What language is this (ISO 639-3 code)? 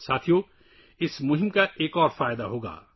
urd